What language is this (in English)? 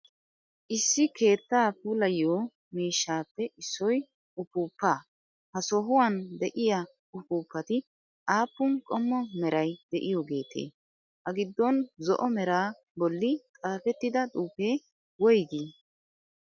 Wolaytta